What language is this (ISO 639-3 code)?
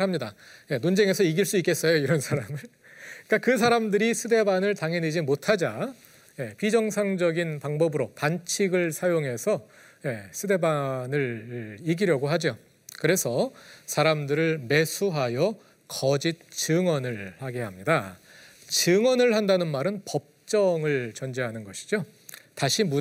kor